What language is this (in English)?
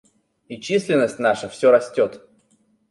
Russian